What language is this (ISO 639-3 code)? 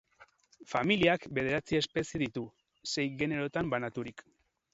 eus